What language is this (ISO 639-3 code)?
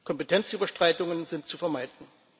deu